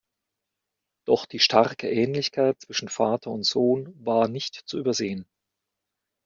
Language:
German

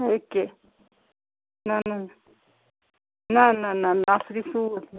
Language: Kashmiri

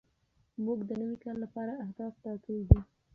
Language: Pashto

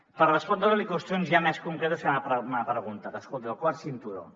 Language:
Catalan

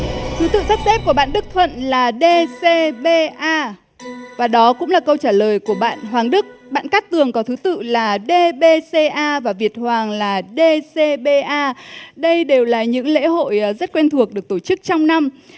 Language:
Vietnamese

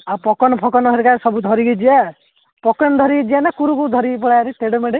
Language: Odia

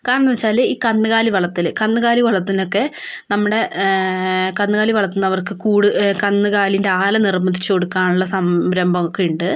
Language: Malayalam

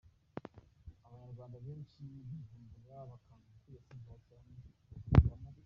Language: Kinyarwanda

